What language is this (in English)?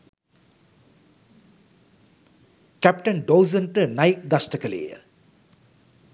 Sinhala